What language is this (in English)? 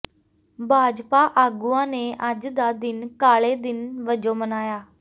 Punjabi